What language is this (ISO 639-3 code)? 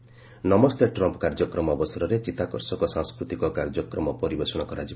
ori